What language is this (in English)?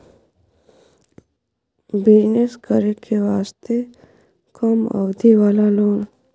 Maithili